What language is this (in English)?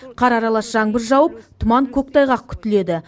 Kazakh